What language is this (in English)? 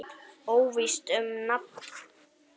Icelandic